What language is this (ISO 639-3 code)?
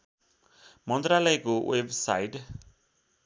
nep